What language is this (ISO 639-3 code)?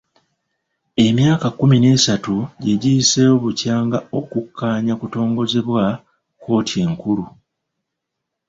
lug